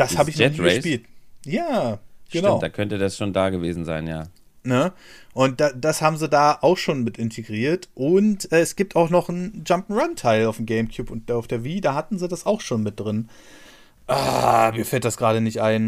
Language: German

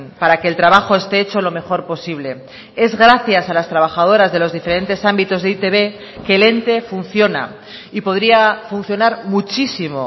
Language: Spanish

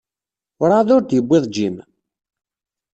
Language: Kabyle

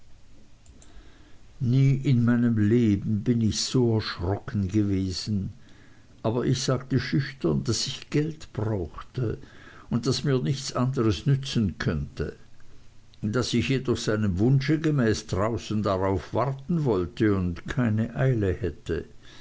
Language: German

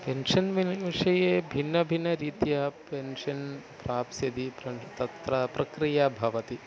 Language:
Sanskrit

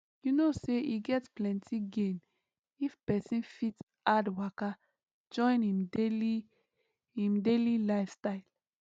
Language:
Nigerian Pidgin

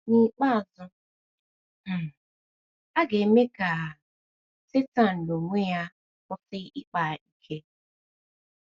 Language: Igbo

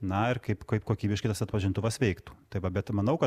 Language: Lithuanian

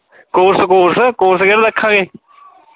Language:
Punjabi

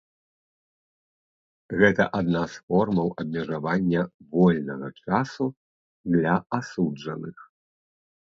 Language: Belarusian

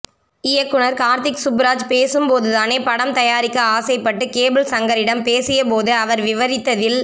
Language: Tamil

